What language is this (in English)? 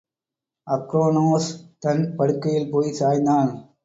Tamil